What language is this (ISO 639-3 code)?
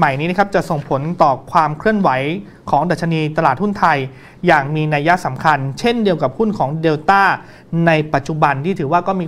tha